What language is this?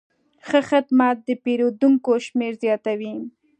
Pashto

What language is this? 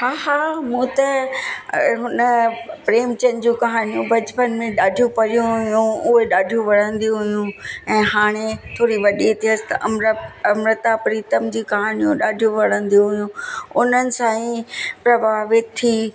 Sindhi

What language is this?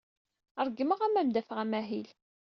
Kabyle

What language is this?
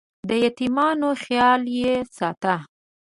Pashto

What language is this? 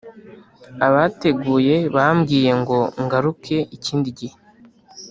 Kinyarwanda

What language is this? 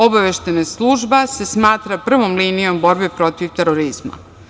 Serbian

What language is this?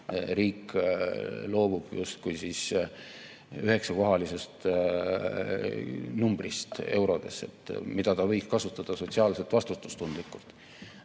Estonian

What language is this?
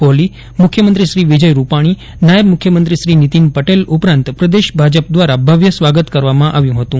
Gujarati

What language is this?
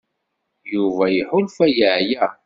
Kabyle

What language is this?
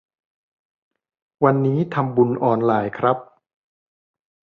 Thai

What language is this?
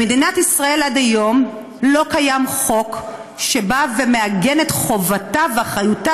Hebrew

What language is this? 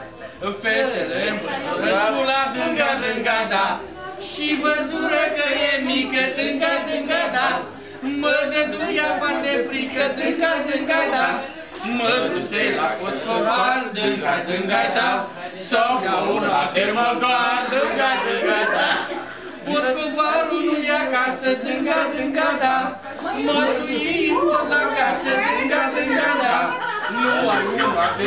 Romanian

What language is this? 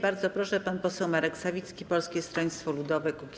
Polish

